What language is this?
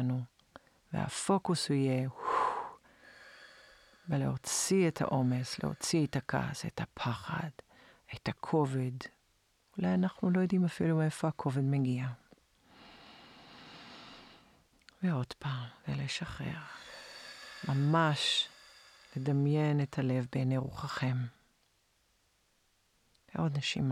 Hebrew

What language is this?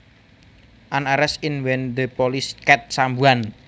Javanese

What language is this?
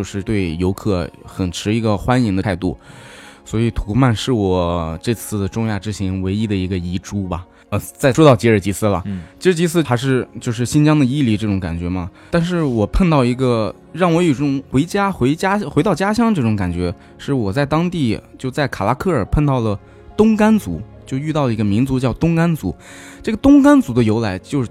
Chinese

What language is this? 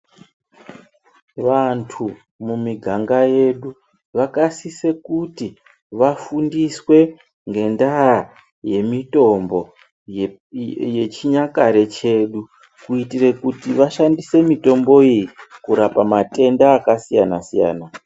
Ndau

